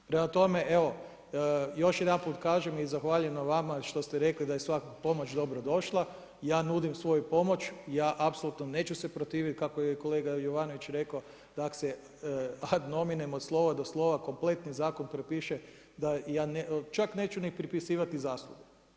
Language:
Croatian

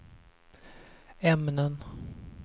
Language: Swedish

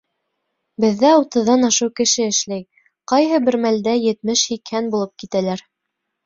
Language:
Bashkir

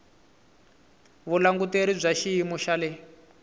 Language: Tsonga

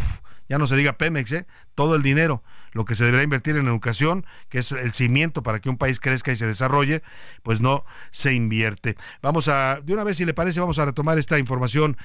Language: Spanish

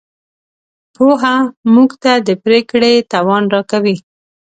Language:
Pashto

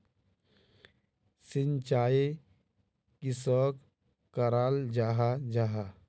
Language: Magahi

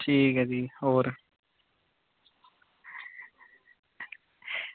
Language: Dogri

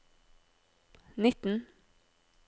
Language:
Norwegian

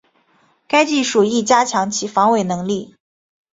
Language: Chinese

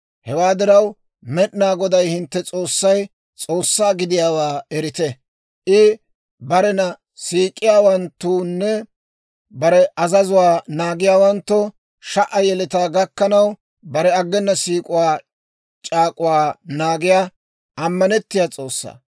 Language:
Dawro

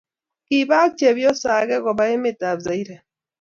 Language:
Kalenjin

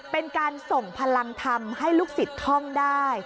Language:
Thai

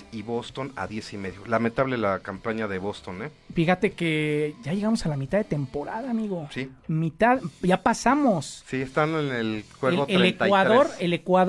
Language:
Spanish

